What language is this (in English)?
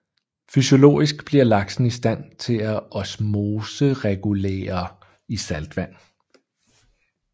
Danish